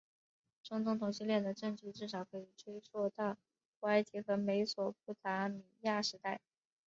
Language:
Chinese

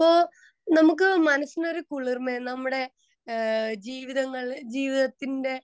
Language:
Malayalam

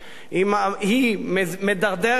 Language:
Hebrew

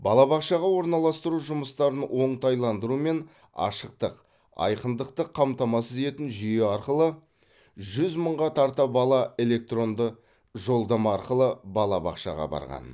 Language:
Kazakh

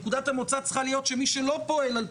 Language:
Hebrew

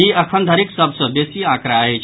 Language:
Maithili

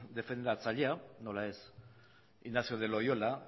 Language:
Basque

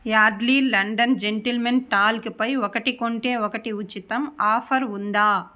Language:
Telugu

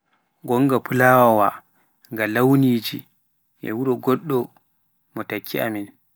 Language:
Pular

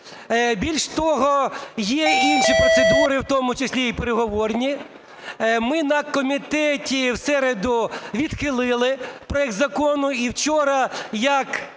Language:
Ukrainian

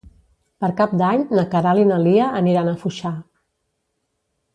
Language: Catalan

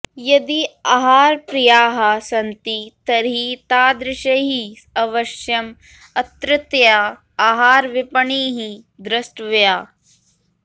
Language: Sanskrit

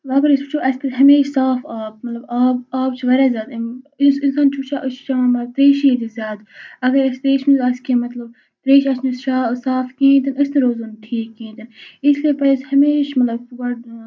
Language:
Kashmiri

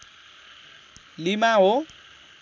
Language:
Nepali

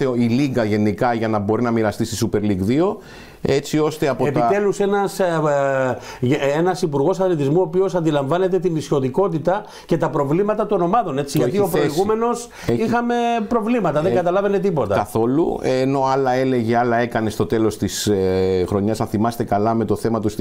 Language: Greek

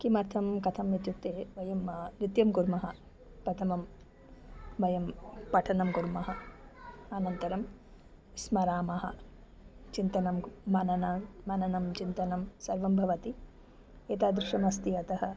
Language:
Sanskrit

